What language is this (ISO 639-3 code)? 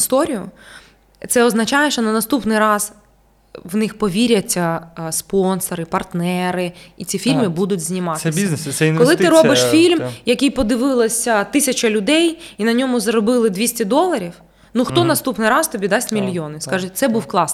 ukr